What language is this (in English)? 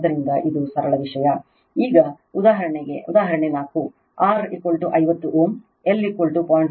Kannada